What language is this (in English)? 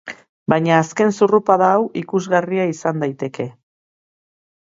Basque